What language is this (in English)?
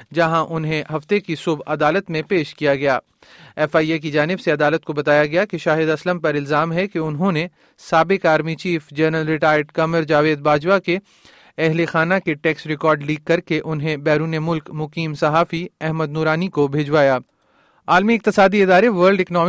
Urdu